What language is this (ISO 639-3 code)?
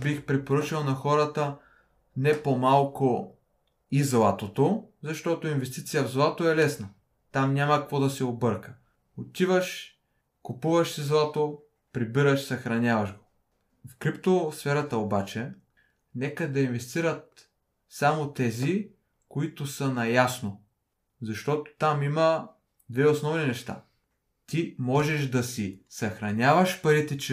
bul